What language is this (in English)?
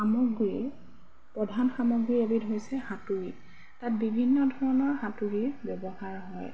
Assamese